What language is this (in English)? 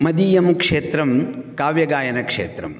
Sanskrit